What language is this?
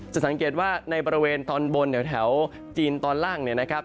Thai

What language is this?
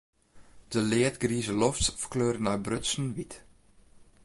Western Frisian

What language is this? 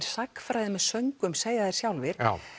Icelandic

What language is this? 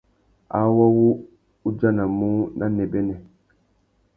Tuki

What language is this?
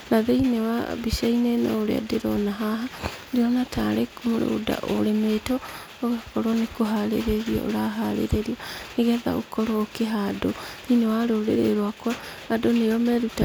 Kikuyu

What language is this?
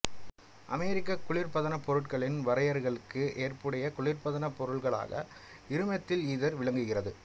Tamil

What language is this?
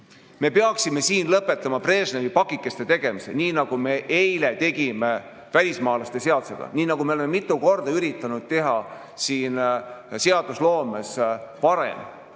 Estonian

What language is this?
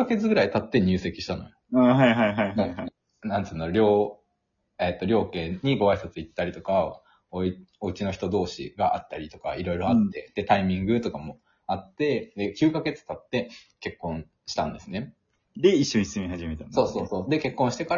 Japanese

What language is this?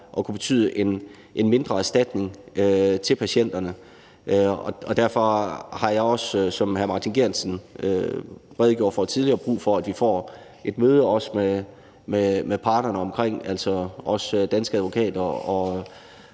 Danish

